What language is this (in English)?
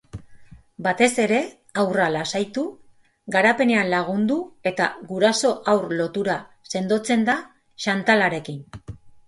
Basque